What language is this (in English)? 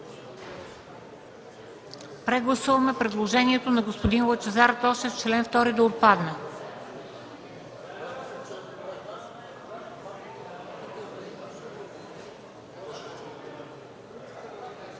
Bulgarian